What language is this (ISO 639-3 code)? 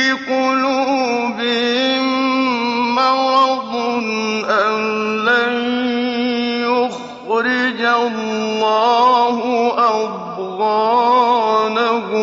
ara